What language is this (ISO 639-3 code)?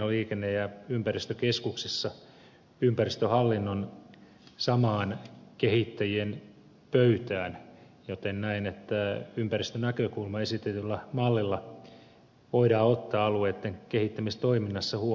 fin